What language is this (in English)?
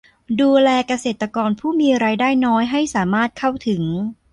Thai